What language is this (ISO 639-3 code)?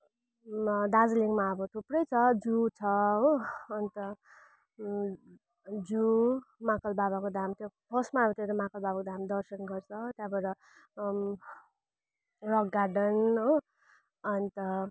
nep